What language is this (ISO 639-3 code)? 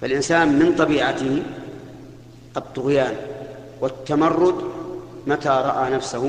ara